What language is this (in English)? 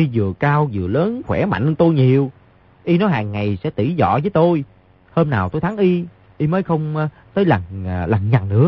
Vietnamese